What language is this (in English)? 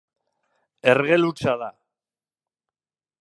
Basque